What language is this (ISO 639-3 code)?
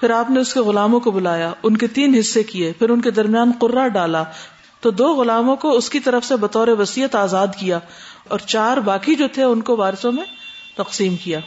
urd